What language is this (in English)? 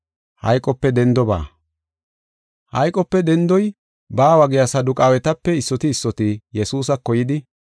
Gofa